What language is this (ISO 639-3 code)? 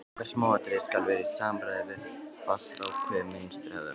isl